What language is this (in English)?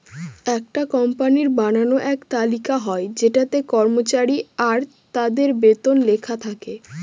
Bangla